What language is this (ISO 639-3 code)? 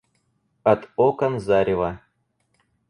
rus